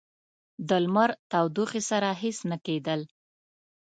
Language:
Pashto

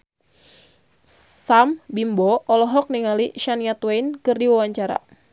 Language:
Sundanese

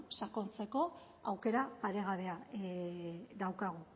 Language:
Basque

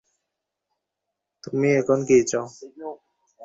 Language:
Bangla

